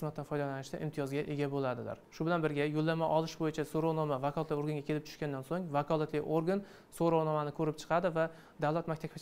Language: Turkish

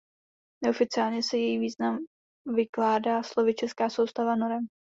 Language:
Czech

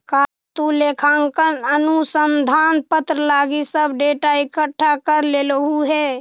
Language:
Magahi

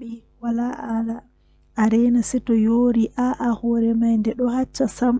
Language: Western Niger Fulfulde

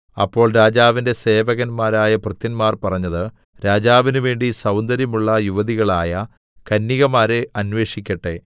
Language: Malayalam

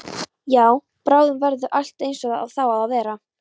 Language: Icelandic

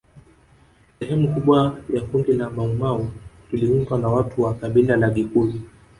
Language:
Swahili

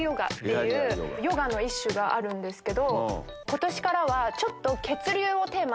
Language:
Japanese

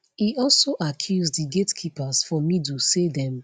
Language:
Nigerian Pidgin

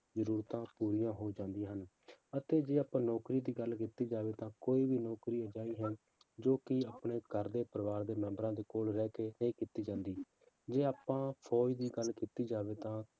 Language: Punjabi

